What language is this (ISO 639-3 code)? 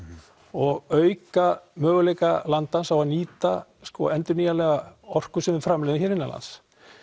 isl